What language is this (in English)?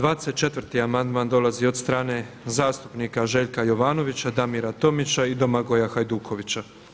Croatian